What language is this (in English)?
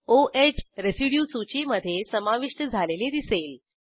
Marathi